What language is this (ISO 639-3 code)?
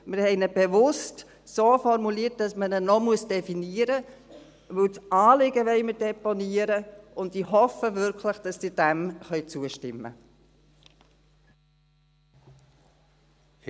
gsw